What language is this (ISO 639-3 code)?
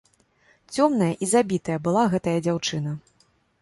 bel